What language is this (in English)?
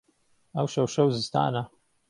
Central Kurdish